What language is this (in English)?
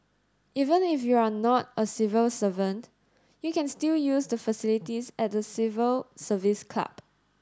English